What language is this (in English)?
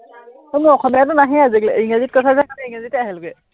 Assamese